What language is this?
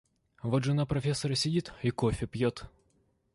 Russian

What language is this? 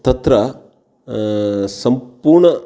Sanskrit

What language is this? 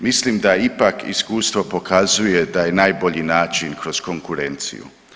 Croatian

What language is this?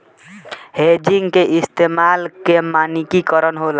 Bhojpuri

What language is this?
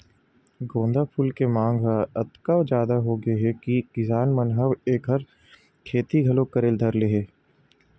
Chhattisgarhi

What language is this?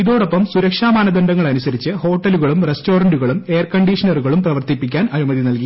Malayalam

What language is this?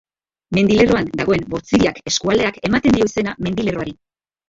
Basque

